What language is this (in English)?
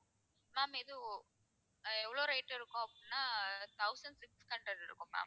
Tamil